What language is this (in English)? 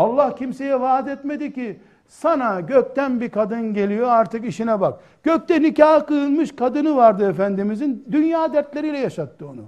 Turkish